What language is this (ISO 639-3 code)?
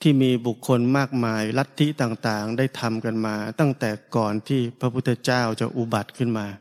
tha